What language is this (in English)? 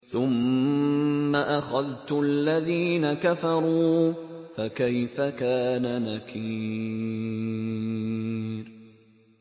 Arabic